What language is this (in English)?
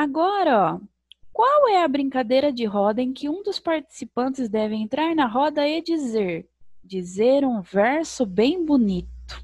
Portuguese